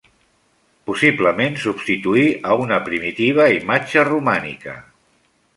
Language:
Catalan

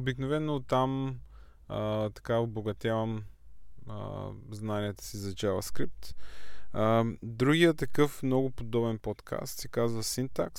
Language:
Bulgarian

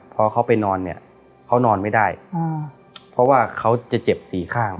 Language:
Thai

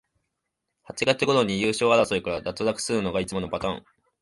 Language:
Japanese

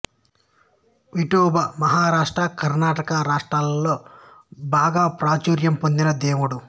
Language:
Telugu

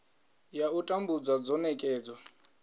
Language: Venda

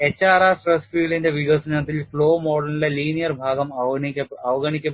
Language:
Malayalam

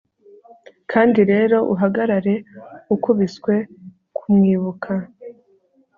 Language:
Kinyarwanda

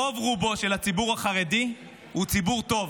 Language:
Hebrew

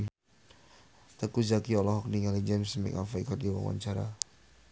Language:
Sundanese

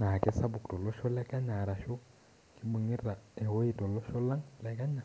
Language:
Masai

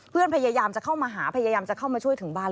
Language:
Thai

